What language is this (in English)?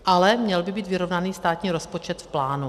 Czech